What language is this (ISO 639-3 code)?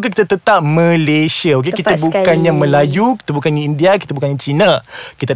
msa